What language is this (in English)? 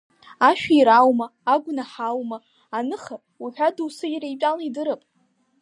Abkhazian